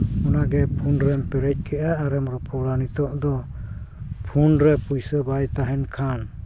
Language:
Santali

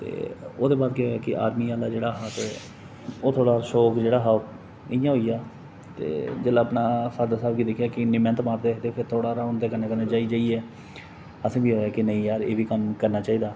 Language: Dogri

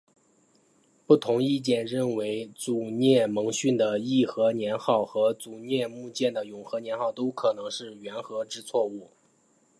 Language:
Chinese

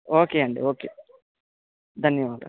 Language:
Telugu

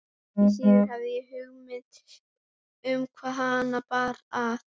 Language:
Icelandic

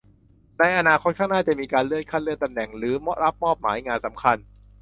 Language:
Thai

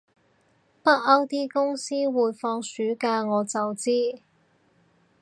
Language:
Cantonese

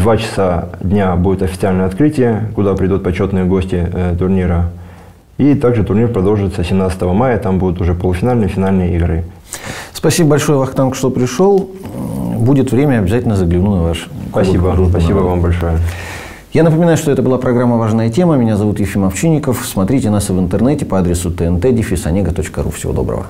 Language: Russian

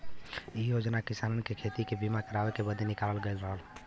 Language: Bhojpuri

